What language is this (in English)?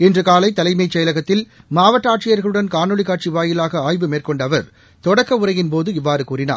Tamil